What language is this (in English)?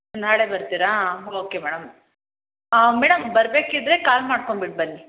Kannada